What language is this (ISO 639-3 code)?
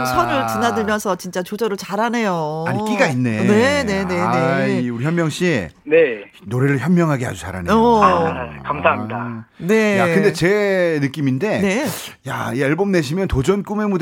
kor